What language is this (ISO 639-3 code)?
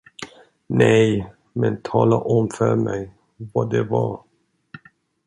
swe